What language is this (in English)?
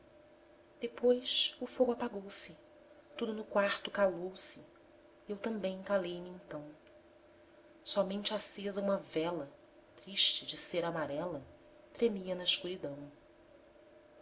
Portuguese